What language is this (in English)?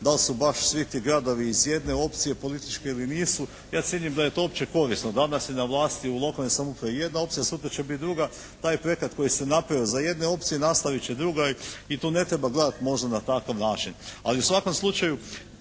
Croatian